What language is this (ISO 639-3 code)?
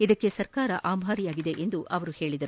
kan